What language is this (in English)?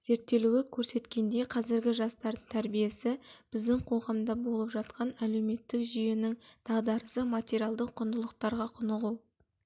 Kazakh